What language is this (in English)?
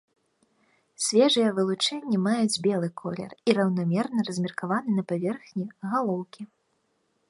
Belarusian